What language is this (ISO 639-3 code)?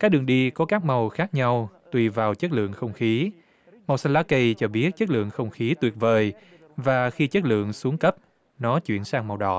vie